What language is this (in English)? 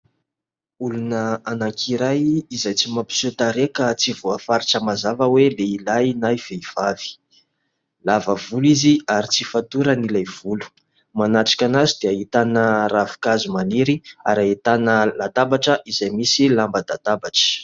Malagasy